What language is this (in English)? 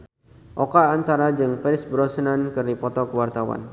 Sundanese